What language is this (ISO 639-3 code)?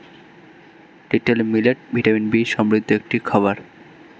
ben